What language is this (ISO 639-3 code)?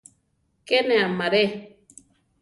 tar